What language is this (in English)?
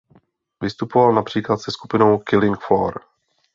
Czech